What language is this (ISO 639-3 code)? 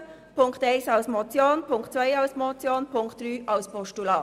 gsw